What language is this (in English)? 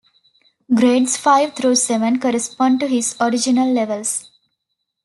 English